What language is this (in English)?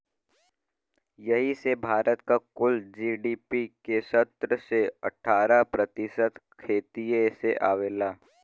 Bhojpuri